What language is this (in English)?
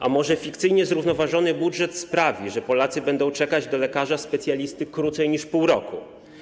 Polish